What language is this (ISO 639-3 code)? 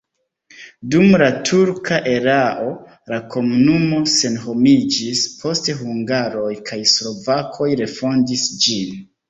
epo